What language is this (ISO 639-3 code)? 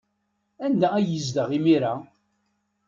kab